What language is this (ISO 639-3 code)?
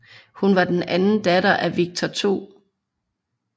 dan